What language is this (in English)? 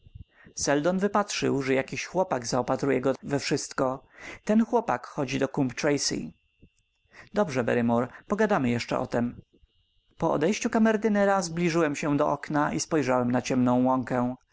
Polish